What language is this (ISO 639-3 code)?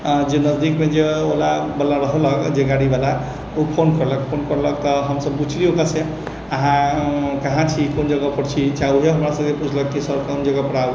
mai